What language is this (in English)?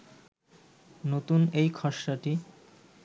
Bangla